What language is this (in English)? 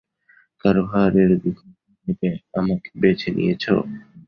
Bangla